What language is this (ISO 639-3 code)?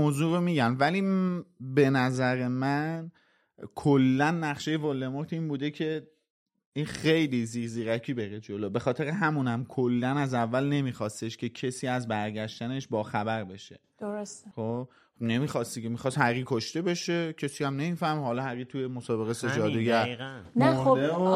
fas